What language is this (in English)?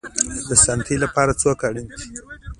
Pashto